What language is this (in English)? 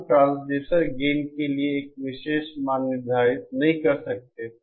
Hindi